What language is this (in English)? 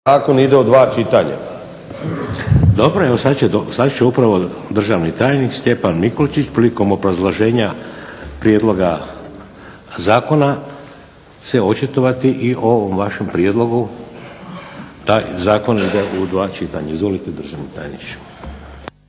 Croatian